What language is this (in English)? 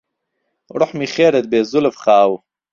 Central Kurdish